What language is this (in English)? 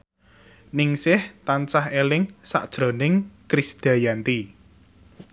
Javanese